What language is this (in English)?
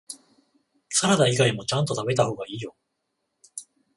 Japanese